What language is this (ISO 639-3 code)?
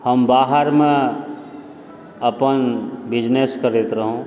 mai